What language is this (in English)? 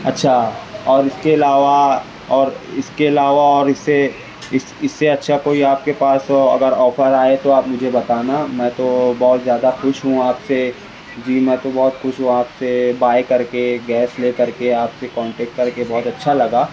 Urdu